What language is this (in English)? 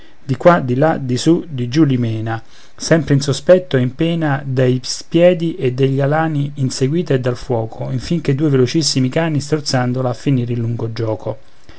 Italian